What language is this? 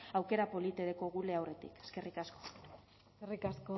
Basque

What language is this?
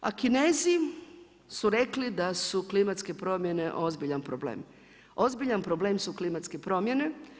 Croatian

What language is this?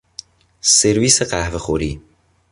Persian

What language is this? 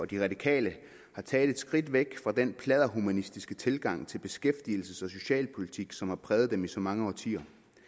Danish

